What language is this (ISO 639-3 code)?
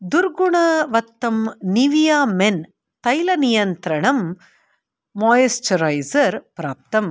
san